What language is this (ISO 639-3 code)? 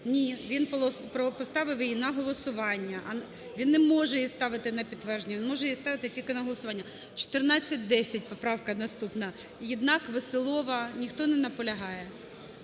ukr